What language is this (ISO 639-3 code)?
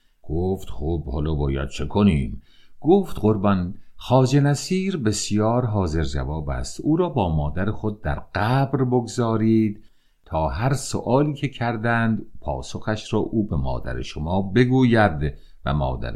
fas